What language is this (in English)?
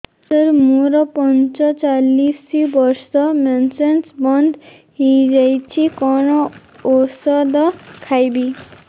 Odia